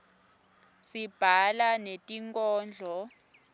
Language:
Swati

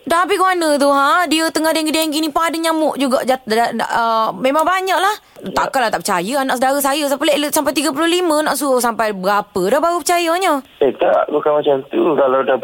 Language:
Malay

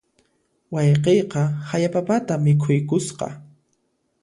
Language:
Puno Quechua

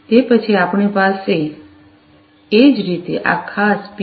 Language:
Gujarati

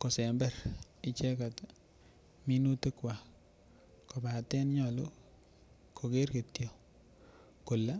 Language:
Kalenjin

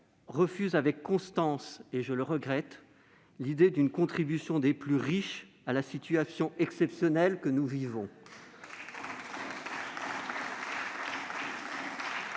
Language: French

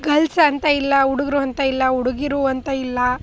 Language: Kannada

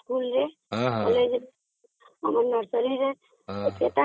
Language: Odia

